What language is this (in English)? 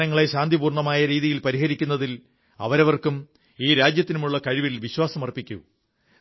Malayalam